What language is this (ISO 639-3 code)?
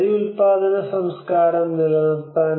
mal